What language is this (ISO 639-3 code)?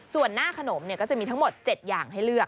tha